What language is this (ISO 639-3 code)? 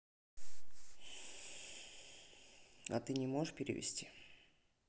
rus